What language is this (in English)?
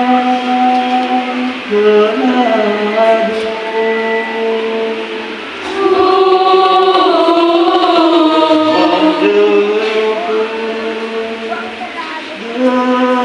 Indonesian